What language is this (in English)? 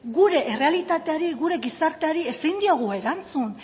Basque